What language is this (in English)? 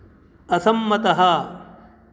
Sanskrit